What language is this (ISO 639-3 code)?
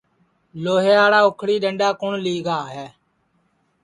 ssi